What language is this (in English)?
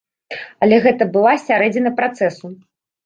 Belarusian